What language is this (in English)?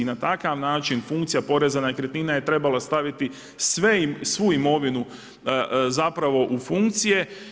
Croatian